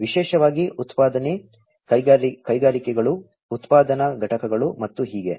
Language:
Kannada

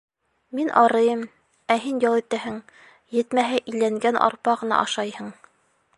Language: Bashkir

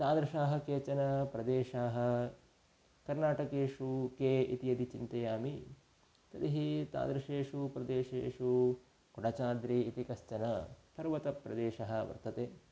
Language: Sanskrit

